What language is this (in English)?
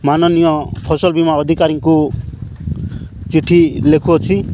Odia